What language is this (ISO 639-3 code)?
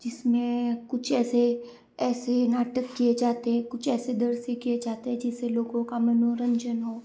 hin